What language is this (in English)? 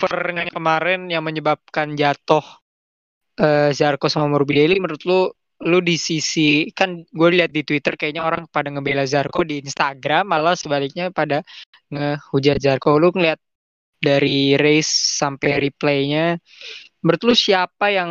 Indonesian